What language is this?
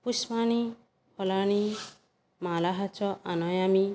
Sanskrit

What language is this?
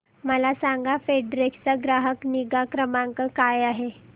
Marathi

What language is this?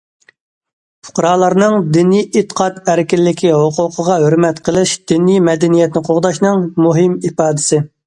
Uyghur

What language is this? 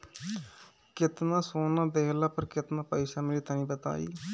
Bhojpuri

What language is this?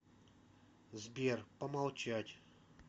Russian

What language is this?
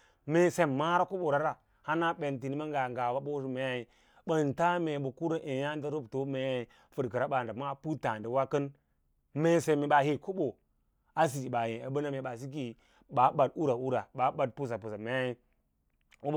Lala-Roba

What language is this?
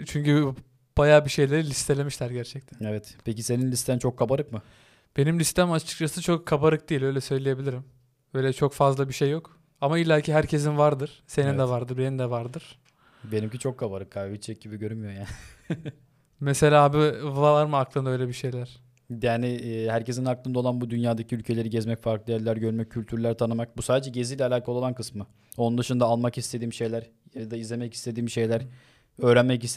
Turkish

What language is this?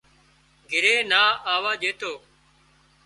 Wadiyara Koli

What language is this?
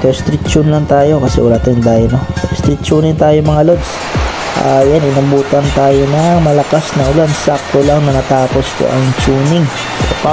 Filipino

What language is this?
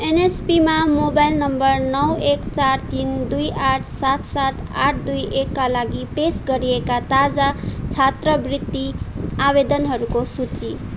Nepali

